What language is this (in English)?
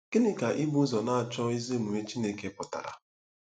Igbo